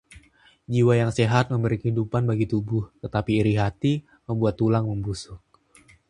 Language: Indonesian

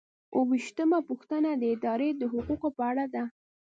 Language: Pashto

